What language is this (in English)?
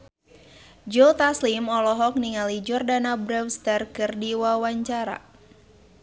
Sundanese